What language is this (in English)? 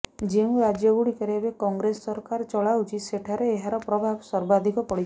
Odia